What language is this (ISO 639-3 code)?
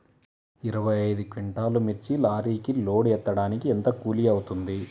tel